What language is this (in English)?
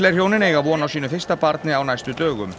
Icelandic